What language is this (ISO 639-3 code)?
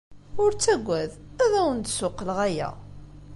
kab